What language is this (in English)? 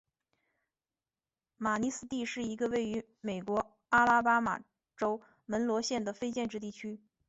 Chinese